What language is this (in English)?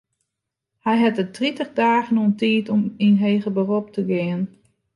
Western Frisian